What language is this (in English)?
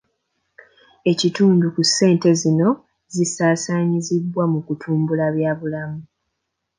Ganda